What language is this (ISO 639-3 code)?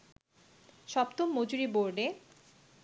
ben